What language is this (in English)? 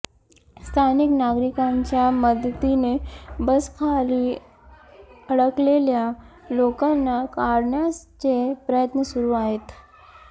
Marathi